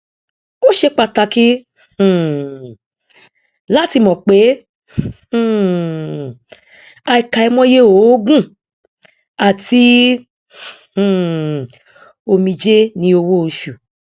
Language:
Yoruba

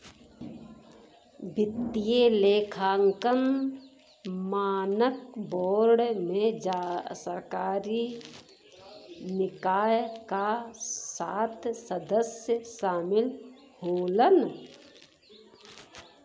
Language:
Bhojpuri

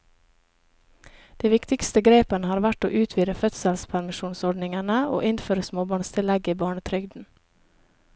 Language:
Norwegian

